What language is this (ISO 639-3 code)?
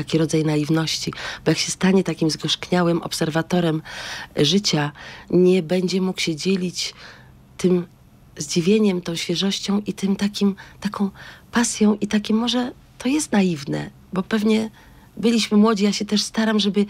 pol